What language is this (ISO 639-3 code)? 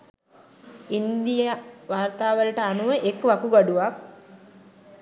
sin